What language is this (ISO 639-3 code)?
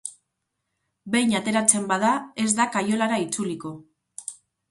eus